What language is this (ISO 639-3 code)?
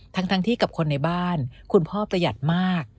tha